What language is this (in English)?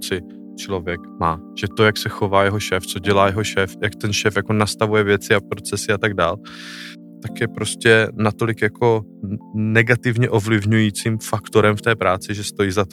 Czech